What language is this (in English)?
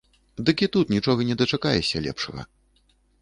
Belarusian